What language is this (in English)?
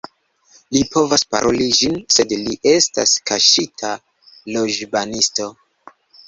Esperanto